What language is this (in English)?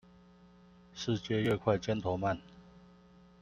Chinese